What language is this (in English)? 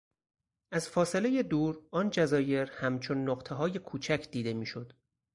Persian